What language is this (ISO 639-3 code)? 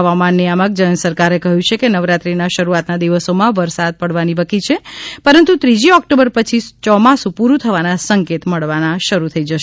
guj